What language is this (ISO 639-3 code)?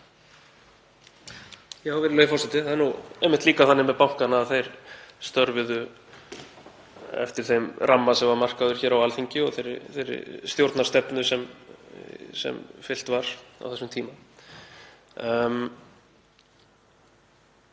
isl